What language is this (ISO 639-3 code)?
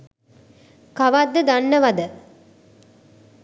sin